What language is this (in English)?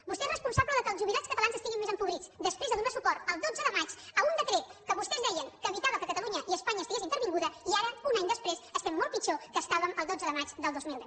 Catalan